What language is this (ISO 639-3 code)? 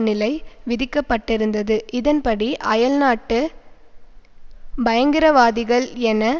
tam